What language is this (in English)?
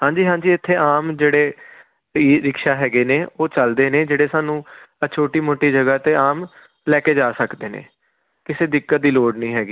Punjabi